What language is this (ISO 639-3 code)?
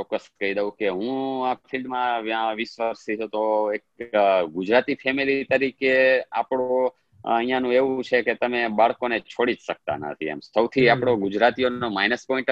guj